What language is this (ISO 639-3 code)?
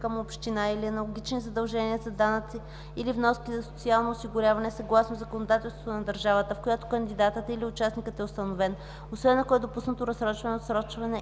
bul